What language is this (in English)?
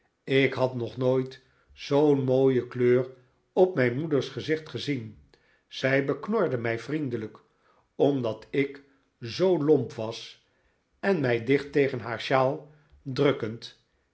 Dutch